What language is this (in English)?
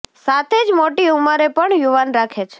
Gujarati